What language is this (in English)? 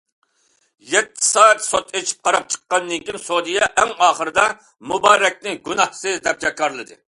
Uyghur